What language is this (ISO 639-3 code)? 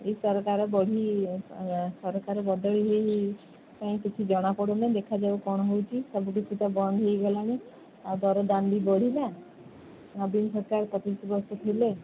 ori